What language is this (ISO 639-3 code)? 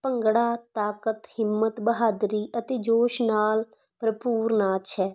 pan